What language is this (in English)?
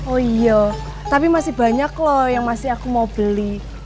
Indonesian